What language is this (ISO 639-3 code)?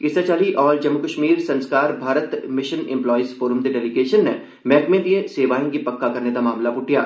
doi